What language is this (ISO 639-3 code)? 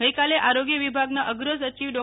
guj